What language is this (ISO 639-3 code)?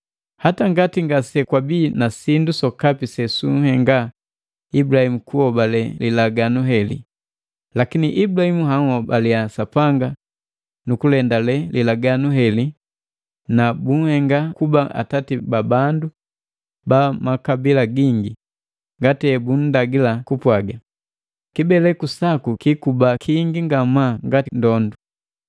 mgv